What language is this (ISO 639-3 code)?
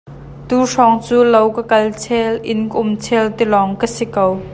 cnh